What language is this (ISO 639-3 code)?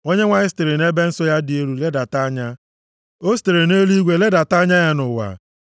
ibo